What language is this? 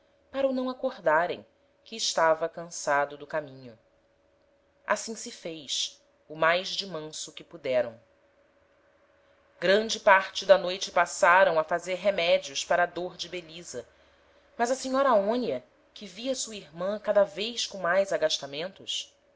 Portuguese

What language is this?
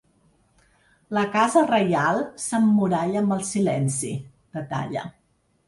Catalan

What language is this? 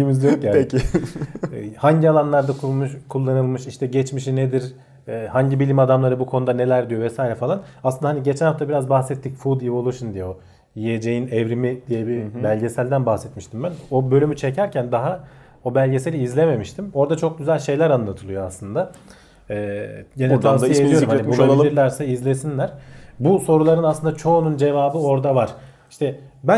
Turkish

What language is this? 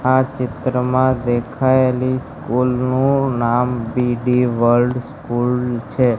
Gujarati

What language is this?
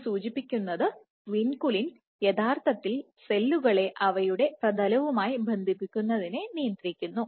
Malayalam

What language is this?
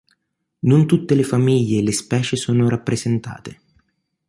Italian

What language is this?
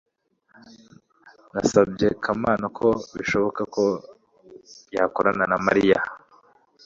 Kinyarwanda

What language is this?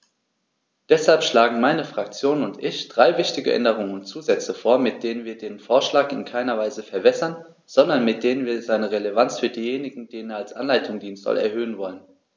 German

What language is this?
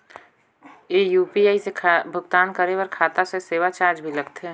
Chhattisgarhi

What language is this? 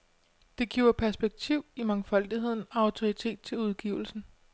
Danish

